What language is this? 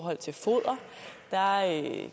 Danish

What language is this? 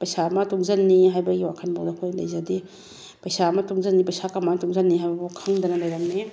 Manipuri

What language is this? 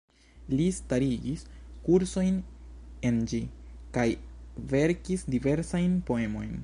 Esperanto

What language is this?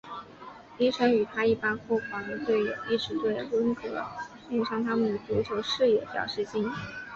Chinese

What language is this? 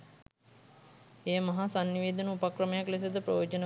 Sinhala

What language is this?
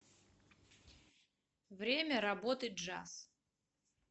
Russian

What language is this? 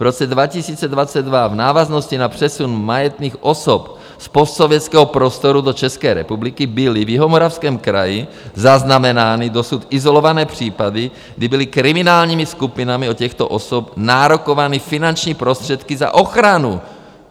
Czech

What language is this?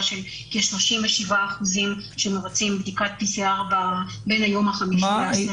Hebrew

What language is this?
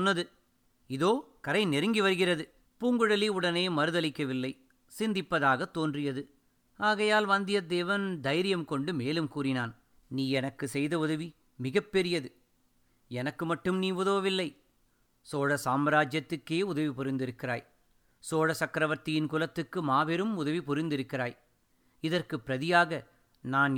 Tamil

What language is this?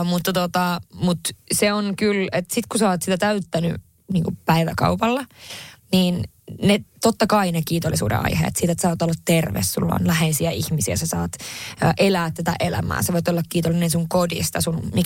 Finnish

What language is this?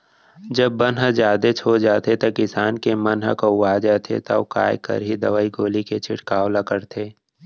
Chhattisgarhi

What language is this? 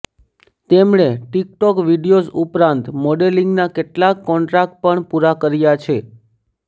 Gujarati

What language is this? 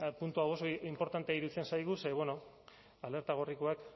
Basque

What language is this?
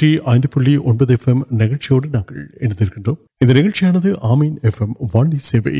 Urdu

